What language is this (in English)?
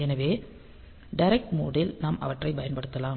Tamil